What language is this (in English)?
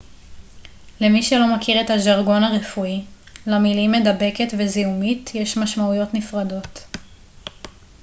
Hebrew